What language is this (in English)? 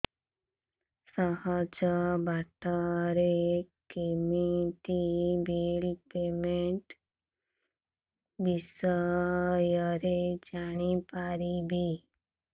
Odia